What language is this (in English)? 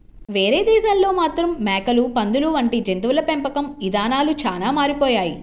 Telugu